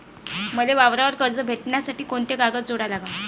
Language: Marathi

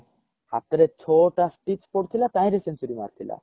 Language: Odia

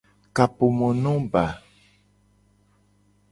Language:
Gen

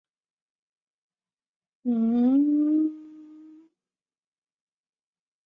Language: Chinese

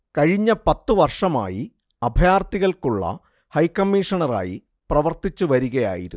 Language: Malayalam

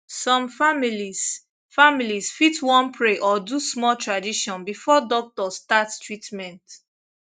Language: Nigerian Pidgin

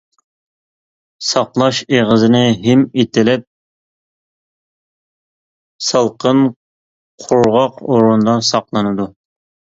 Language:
Uyghur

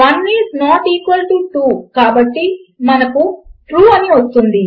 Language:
Telugu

